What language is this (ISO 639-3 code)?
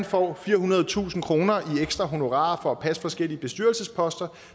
dan